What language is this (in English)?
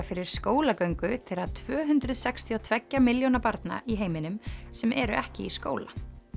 Icelandic